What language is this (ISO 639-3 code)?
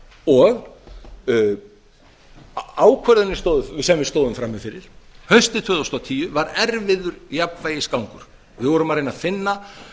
isl